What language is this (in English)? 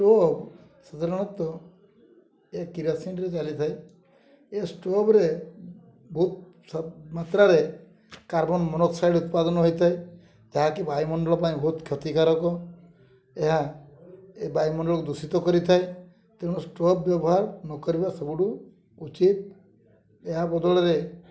Odia